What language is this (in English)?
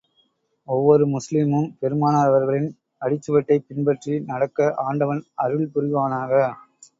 Tamil